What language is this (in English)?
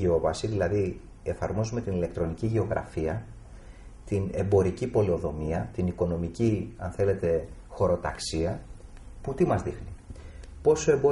Greek